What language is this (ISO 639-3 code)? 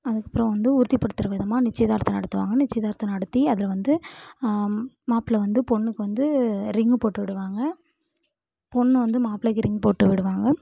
tam